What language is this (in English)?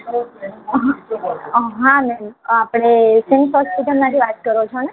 Gujarati